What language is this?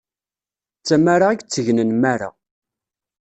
Kabyle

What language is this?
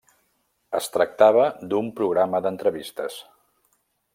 Catalan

